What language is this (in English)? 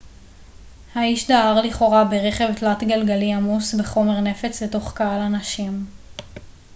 Hebrew